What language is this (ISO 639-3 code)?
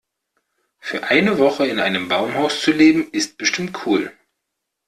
deu